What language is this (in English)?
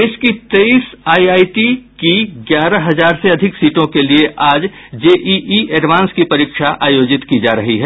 Hindi